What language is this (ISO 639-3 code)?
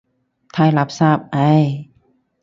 yue